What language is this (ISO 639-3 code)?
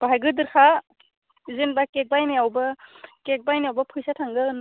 brx